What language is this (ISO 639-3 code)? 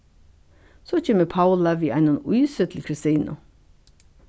fao